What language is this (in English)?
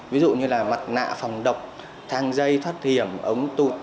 Vietnamese